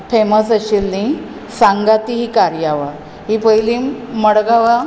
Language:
Konkani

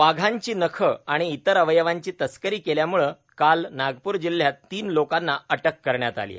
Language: Marathi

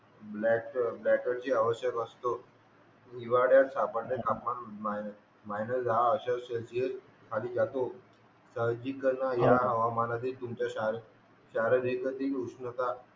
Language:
Marathi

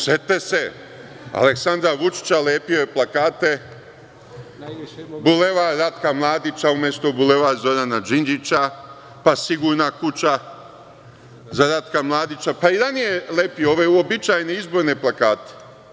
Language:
Serbian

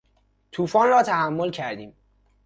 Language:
Persian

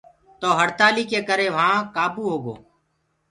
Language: Gurgula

